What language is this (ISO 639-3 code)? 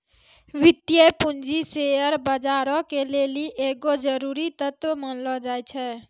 mai